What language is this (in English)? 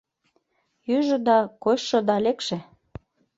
Mari